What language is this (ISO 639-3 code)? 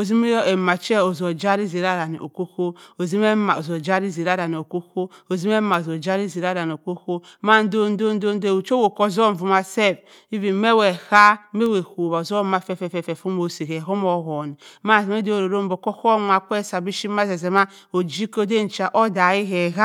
mfn